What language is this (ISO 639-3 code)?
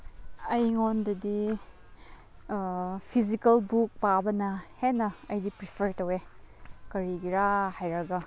mni